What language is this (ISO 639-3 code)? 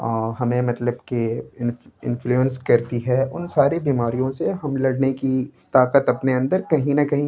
urd